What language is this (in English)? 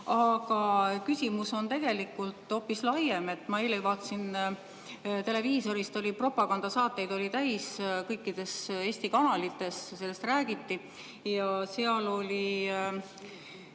Estonian